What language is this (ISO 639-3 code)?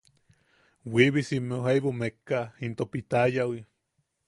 yaq